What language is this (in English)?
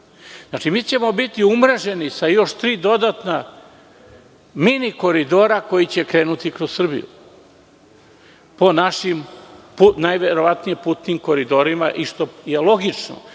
Serbian